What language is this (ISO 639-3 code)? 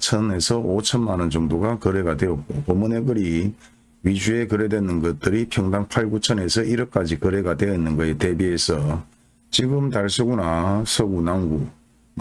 kor